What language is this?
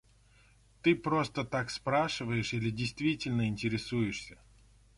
Russian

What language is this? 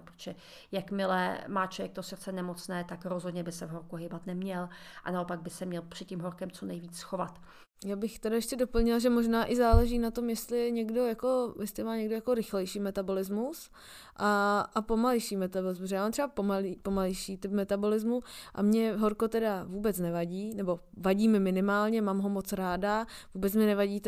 Czech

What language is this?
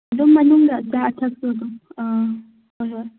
Manipuri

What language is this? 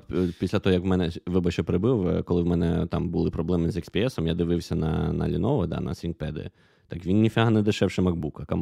Ukrainian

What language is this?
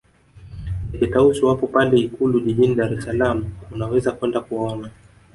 Swahili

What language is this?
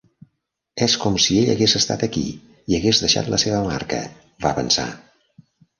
Catalan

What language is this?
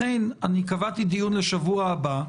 Hebrew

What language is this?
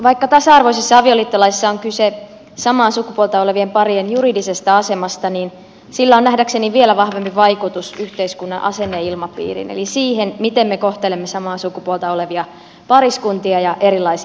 Finnish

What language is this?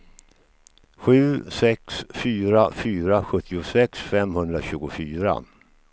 Swedish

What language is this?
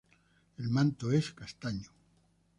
Spanish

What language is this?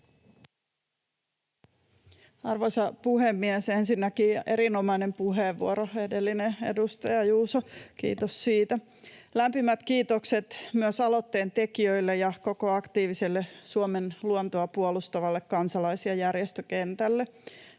Finnish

